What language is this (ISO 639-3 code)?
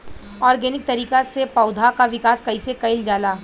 bho